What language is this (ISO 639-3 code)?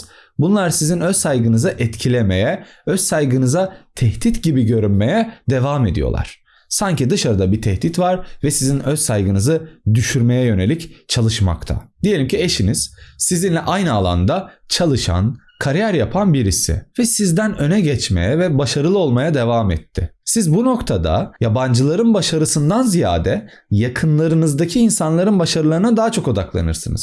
tur